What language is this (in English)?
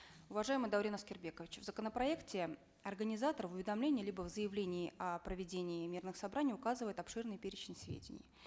Kazakh